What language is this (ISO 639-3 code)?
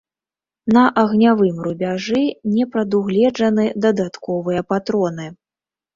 bel